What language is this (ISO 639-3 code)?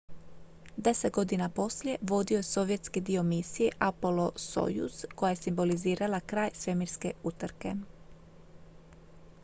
hrv